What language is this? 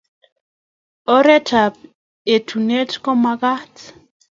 Kalenjin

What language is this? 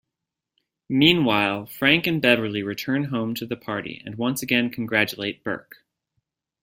English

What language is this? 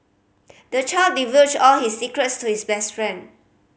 English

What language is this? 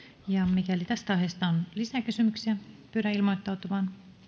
Finnish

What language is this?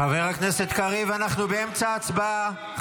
Hebrew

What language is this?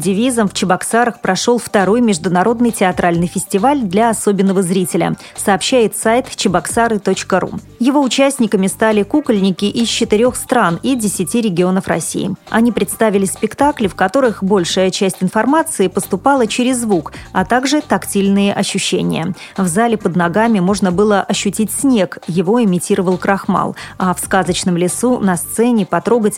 Russian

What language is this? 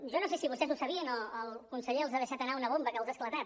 Catalan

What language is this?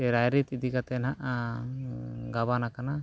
Santali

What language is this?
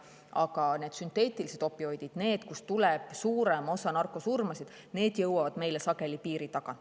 Estonian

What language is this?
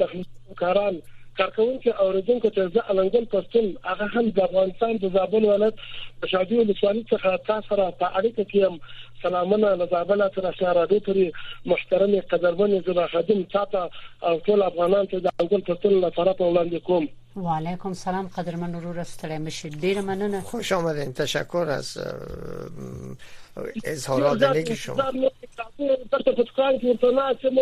Persian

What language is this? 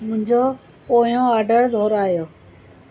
Sindhi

